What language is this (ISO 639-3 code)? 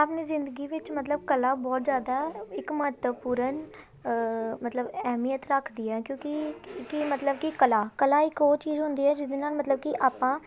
pan